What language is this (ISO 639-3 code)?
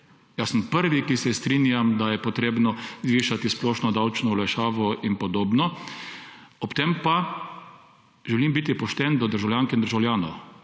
slv